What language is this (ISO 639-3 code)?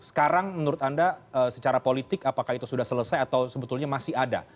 ind